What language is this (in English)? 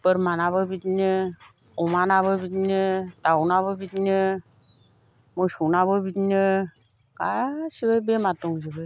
Bodo